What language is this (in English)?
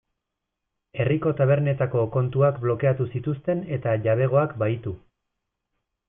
Basque